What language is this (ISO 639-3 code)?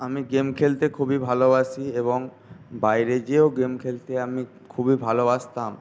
ben